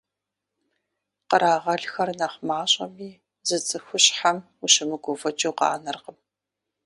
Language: Kabardian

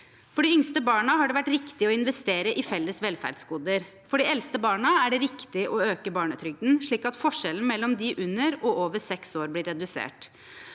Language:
Norwegian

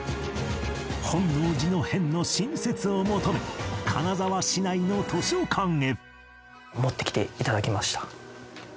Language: Japanese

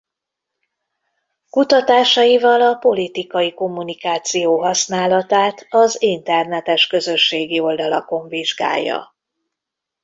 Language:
Hungarian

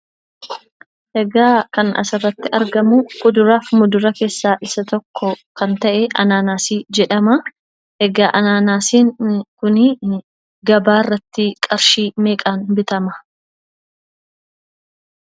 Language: Oromo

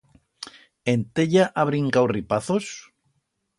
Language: Aragonese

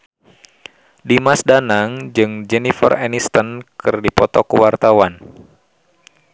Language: Sundanese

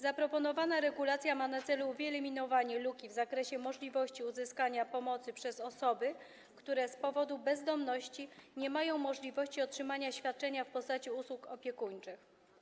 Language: Polish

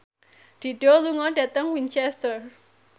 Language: Javanese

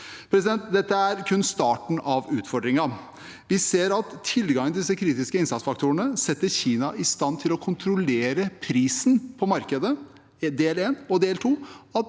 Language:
Norwegian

